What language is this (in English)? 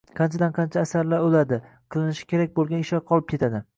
Uzbek